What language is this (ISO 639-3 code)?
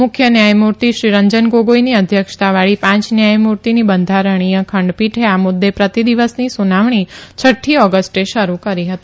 guj